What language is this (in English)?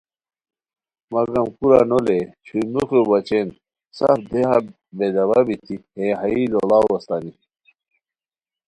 Khowar